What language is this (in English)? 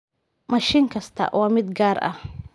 Somali